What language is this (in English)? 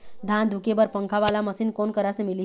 Chhattisgarhi